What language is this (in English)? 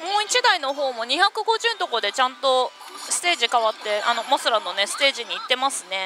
Japanese